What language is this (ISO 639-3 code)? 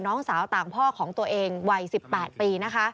tha